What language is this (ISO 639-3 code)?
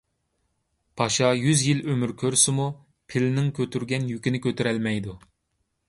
uig